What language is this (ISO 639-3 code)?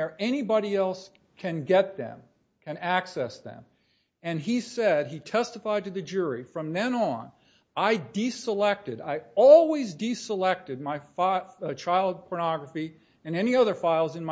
eng